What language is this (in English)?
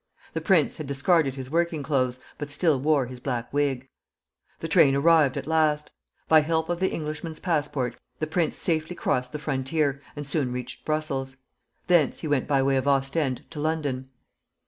English